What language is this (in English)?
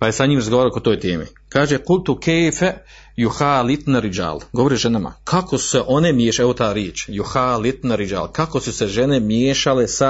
Croatian